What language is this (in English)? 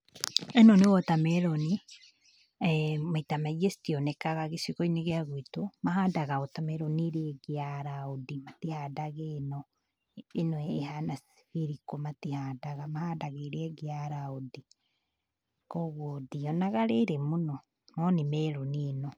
Kikuyu